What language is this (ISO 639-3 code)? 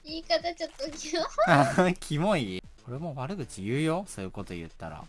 jpn